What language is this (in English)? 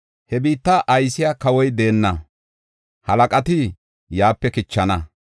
Gofa